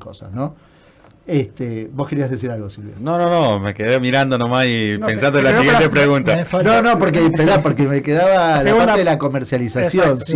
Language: Spanish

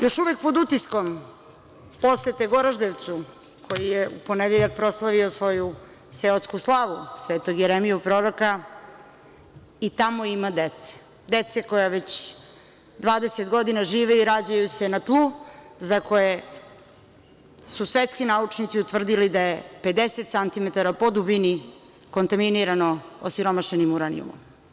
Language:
Serbian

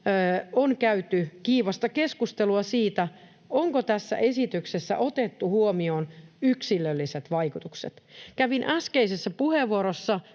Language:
Finnish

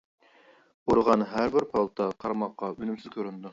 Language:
Uyghur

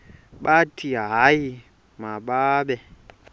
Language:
Xhosa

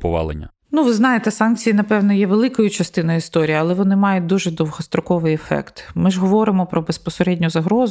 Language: Ukrainian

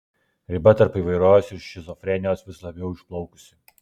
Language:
Lithuanian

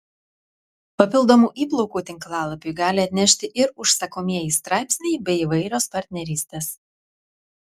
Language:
Lithuanian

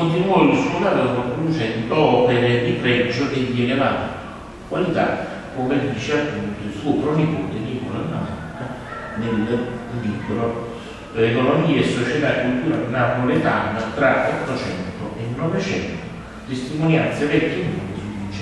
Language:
Italian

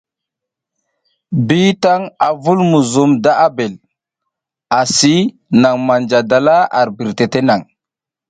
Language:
South Giziga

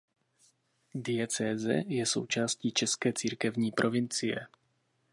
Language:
Czech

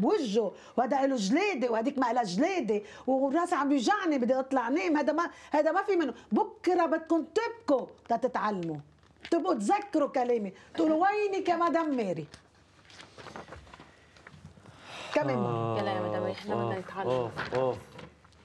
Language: Arabic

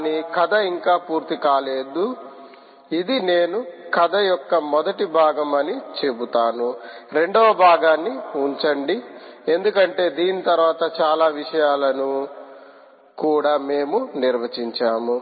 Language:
Telugu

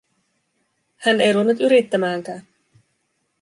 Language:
Finnish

